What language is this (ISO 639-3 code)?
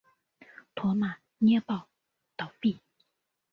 zho